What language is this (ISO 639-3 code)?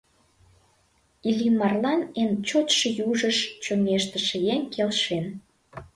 chm